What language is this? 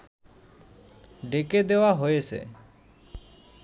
Bangla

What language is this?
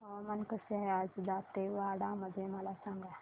Marathi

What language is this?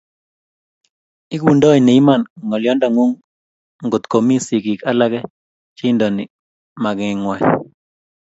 Kalenjin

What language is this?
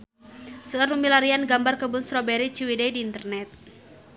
Sundanese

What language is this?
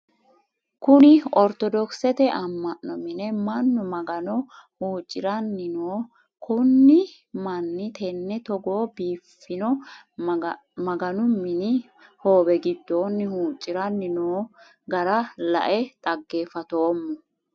Sidamo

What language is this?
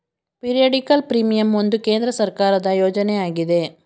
Kannada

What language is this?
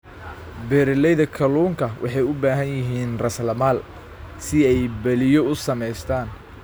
Somali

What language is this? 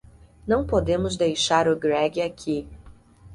Portuguese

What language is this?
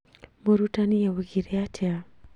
Kikuyu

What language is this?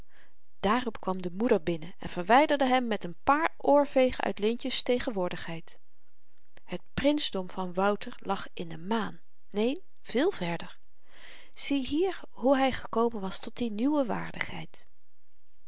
Dutch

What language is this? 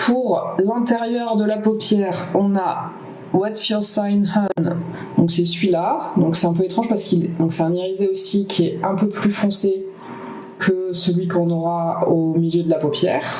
French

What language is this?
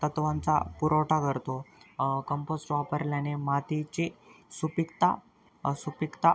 Marathi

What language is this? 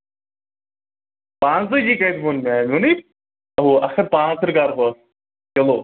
Kashmiri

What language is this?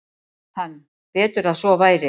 Icelandic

